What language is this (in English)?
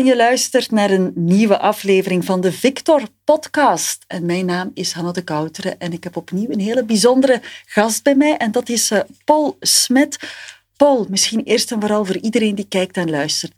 Dutch